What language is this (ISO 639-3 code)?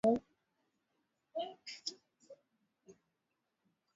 swa